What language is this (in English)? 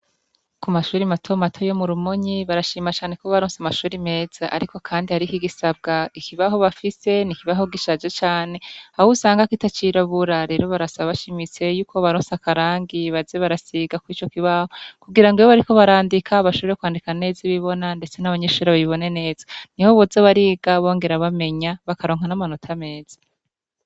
Rundi